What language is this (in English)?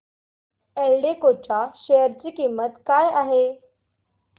Marathi